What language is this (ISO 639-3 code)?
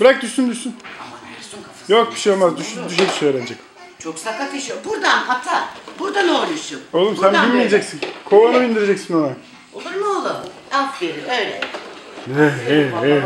tur